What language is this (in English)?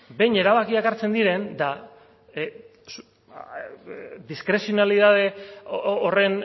Basque